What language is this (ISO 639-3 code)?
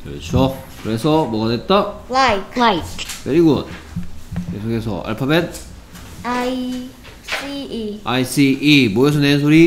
kor